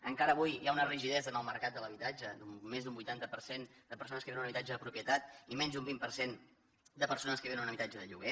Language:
Catalan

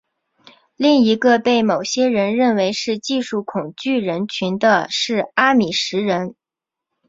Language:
Chinese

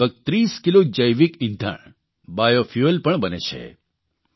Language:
Gujarati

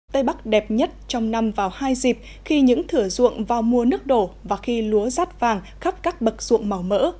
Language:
Vietnamese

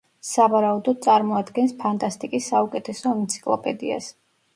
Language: Georgian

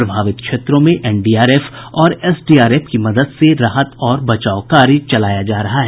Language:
Hindi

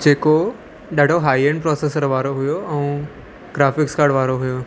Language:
Sindhi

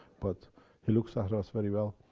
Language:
English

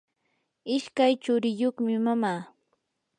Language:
Yanahuanca Pasco Quechua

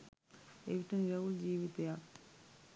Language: Sinhala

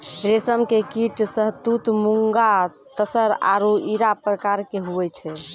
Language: Maithili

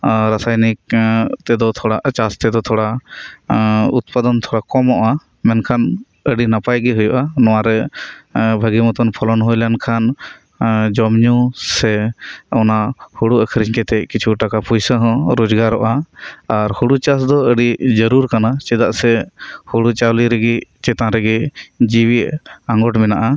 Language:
Santali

